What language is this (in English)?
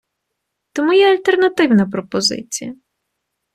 Ukrainian